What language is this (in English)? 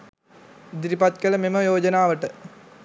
Sinhala